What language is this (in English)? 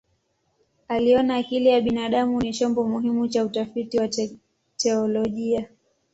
Swahili